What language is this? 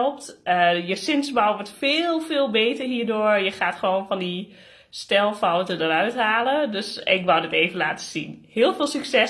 Dutch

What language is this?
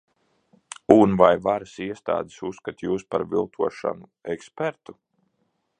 Latvian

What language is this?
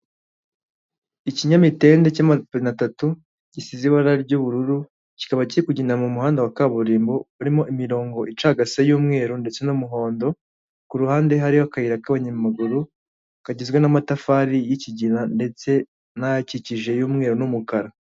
Kinyarwanda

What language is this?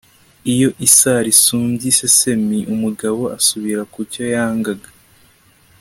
Kinyarwanda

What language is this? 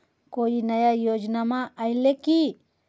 Magahi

